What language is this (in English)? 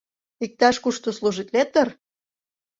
Mari